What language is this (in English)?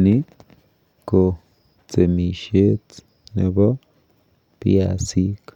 Kalenjin